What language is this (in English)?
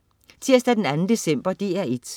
Danish